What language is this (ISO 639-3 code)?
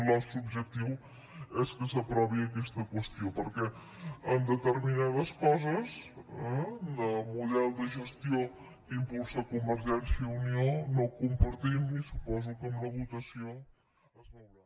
cat